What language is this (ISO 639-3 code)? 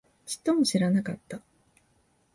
jpn